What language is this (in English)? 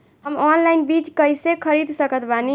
Bhojpuri